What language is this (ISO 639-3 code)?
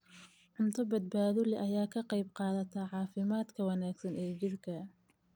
som